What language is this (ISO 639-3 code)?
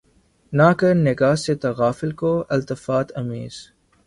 urd